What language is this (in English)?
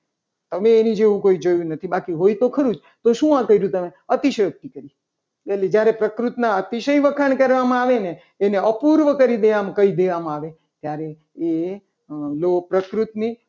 Gujarati